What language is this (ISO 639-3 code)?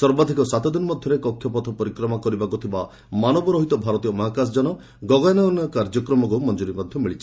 ori